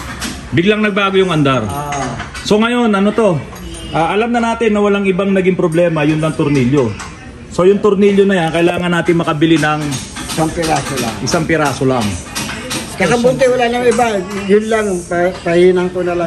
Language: Filipino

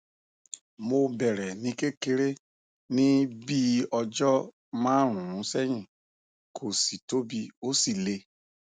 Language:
Yoruba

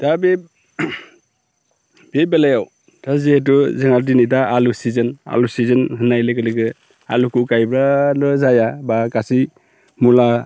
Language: Bodo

